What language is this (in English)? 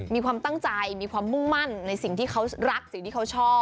Thai